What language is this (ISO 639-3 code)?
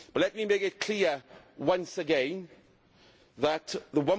eng